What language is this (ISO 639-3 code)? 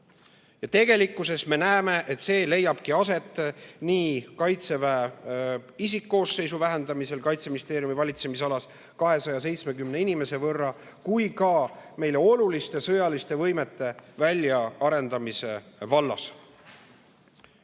est